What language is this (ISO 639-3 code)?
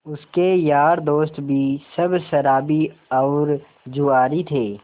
hin